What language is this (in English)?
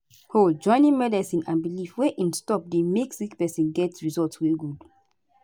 Nigerian Pidgin